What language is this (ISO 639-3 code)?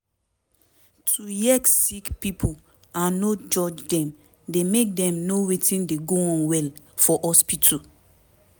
pcm